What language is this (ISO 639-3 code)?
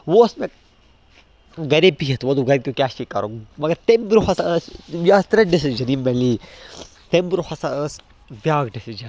kas